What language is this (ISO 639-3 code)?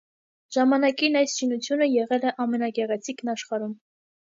hye